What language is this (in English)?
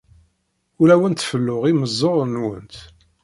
Kabyle